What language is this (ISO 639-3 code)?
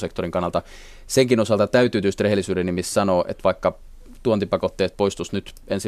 fin